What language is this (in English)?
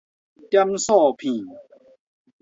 Min Nan Chinese